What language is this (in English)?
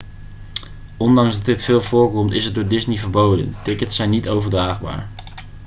Dutch